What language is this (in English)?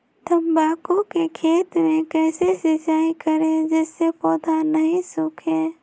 Magahi